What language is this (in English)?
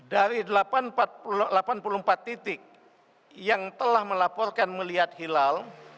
Indonesian